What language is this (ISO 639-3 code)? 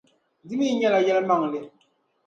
dag